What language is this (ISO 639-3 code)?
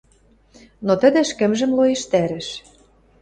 mrj